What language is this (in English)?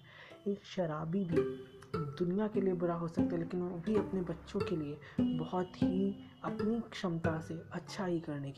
Hindi